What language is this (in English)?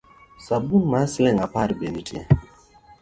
Luo (Kenya and Tanzania)